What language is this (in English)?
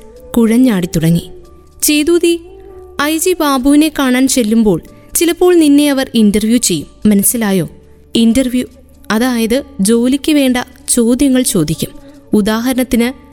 Malayalam